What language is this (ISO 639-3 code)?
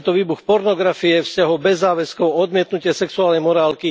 slk